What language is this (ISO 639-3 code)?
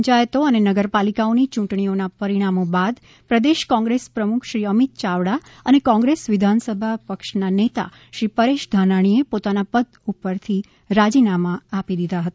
guj